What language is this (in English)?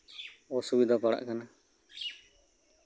Santali